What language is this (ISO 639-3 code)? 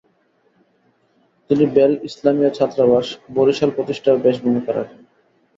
ben